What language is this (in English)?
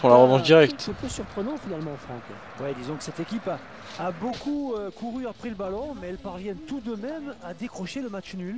French